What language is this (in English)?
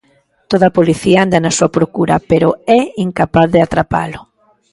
Galician